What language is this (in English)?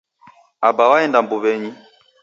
Taita